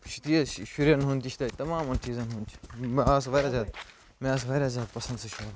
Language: Kashmiri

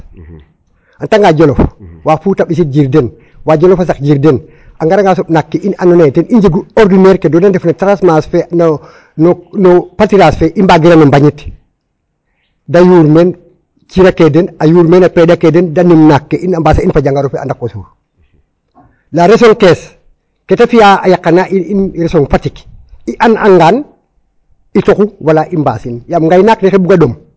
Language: Serer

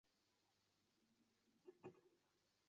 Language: Uzbek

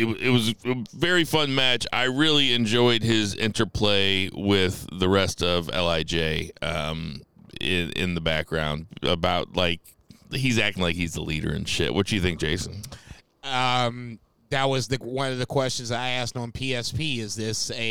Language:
English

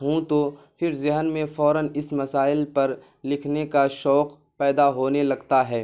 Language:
Urdu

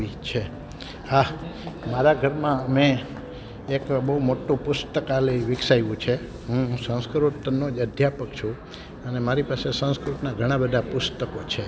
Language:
Gujarati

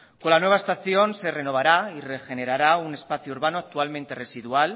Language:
Spanish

